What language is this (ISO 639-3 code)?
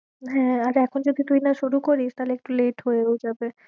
ben